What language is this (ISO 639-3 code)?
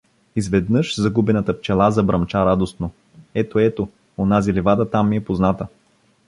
bul